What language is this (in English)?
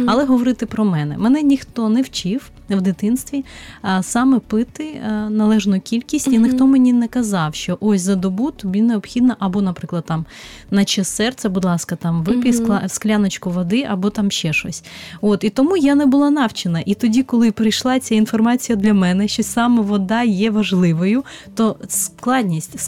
Ukrainian